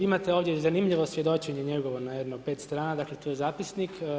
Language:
Croatian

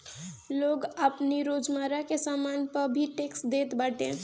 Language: Bhojpuri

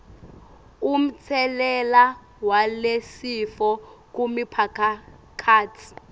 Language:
Swati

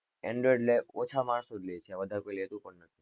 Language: Gujarati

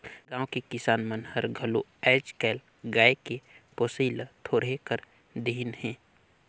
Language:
Chhattisgarhi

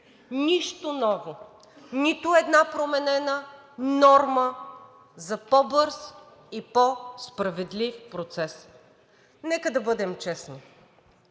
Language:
Bulgarian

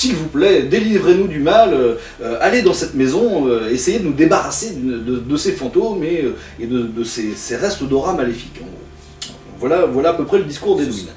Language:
French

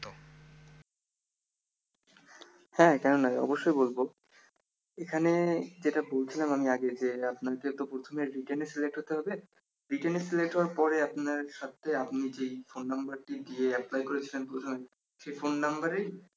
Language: Bangla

